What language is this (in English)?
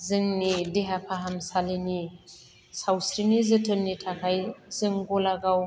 Bodo